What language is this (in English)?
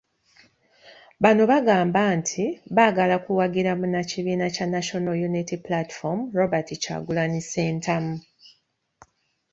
Ganda